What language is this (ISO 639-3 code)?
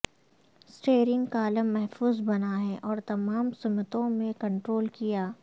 urd